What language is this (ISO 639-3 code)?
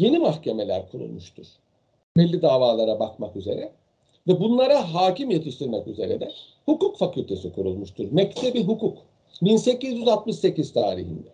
tur